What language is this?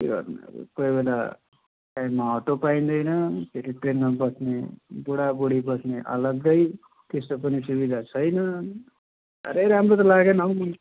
Nepali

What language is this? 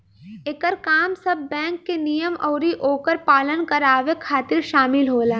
Bhojpuri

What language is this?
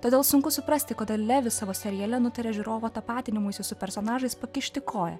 Lithuanian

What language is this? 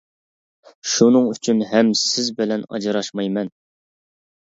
Uyghur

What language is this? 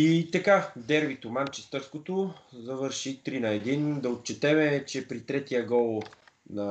Bulgarian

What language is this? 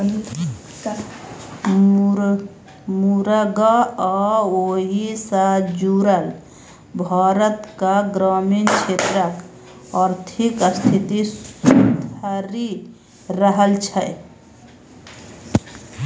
Maithili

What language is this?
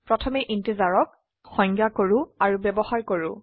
Assamese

